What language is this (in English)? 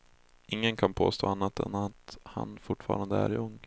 Swedish